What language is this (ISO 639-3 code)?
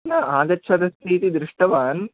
san